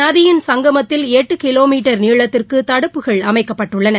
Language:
Tamil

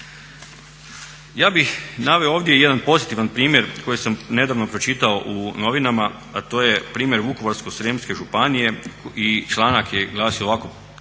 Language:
Croatian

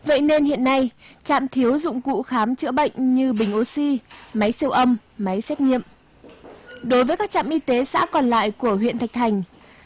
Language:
Vietnamese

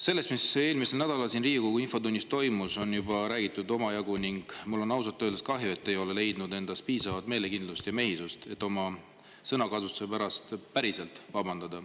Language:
Estonian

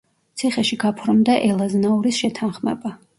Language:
Georgian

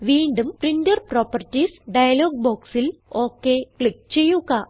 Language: Malayalam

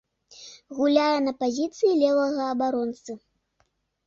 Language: Belarusian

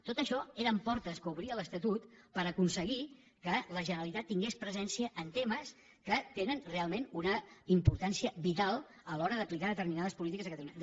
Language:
Catalan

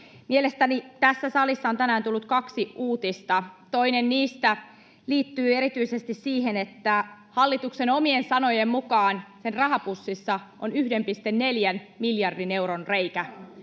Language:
Finnish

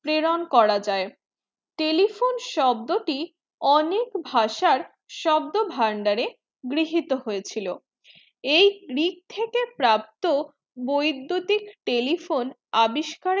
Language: Bangla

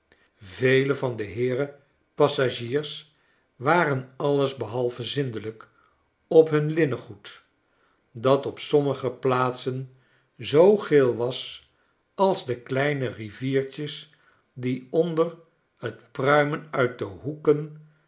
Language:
Dutch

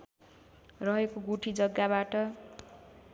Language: Nepali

